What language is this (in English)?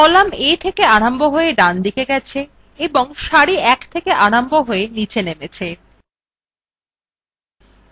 Bangla